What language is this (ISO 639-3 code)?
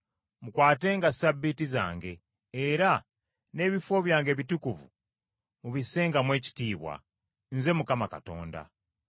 lug